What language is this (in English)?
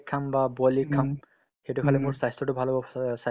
Assamese